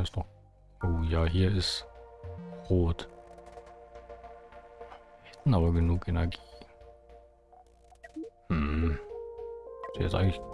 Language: German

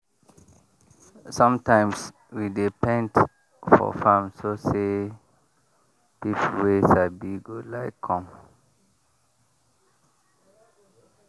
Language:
Nigerian Pidgin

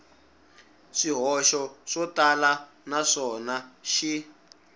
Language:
Tsonga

